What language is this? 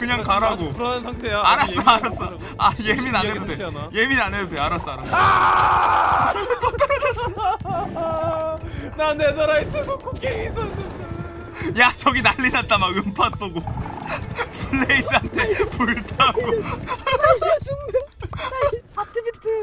Korean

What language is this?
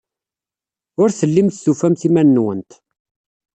Kabyle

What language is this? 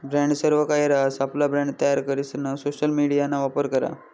Marathi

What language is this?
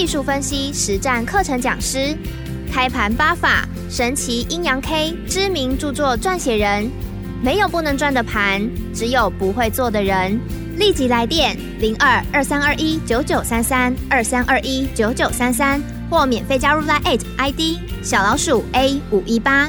Chinese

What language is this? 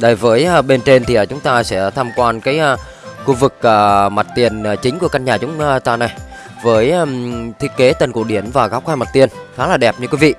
Vietnamese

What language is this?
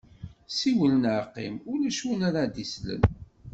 Kabyle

